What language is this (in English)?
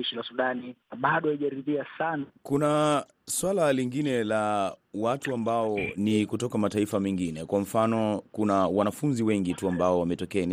Swahili